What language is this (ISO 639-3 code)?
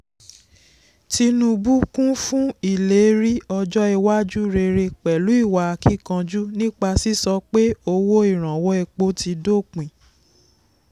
yor